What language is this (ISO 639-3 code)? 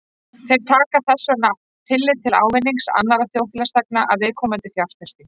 isl